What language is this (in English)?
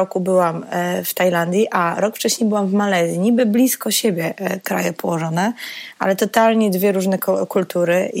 Polish